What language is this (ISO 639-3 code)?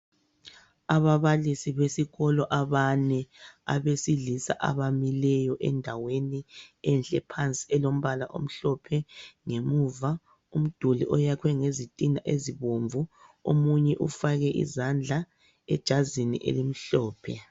nde